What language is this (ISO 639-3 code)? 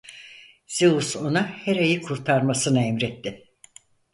tur